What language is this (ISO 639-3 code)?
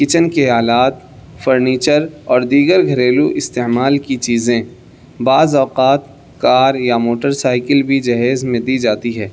urd